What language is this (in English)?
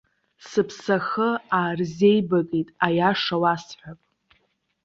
Abkhazian